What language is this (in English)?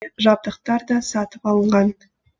Kazakh